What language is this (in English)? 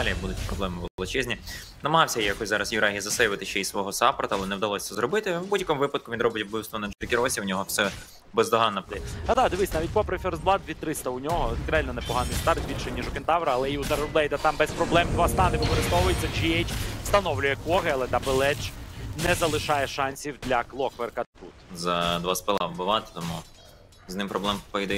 Ukrainian